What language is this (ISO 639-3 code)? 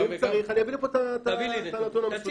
heb